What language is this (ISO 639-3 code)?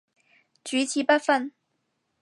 yue